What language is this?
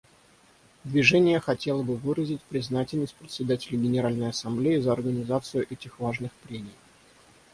Russian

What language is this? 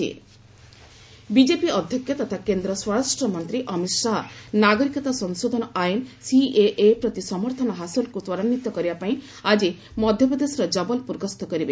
Odia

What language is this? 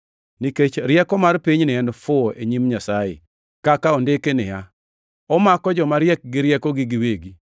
Luo (Kenya and Tanzania)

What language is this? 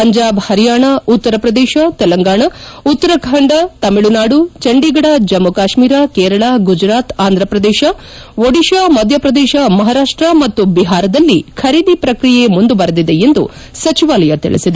Kannada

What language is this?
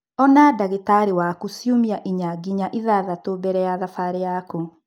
Kikuyu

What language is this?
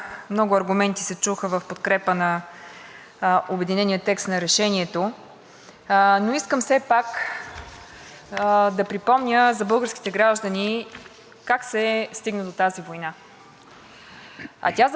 Bulgarian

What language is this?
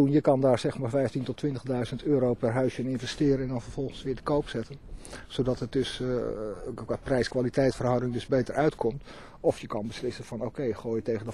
Dutch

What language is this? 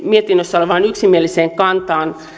Finnish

